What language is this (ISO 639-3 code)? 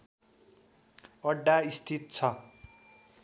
nep